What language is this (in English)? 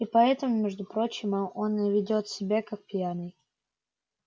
Russian